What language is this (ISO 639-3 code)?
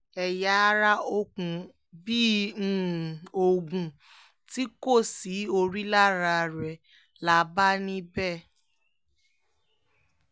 yor